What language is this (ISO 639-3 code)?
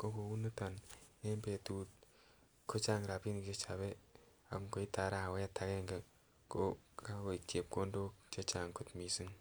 kln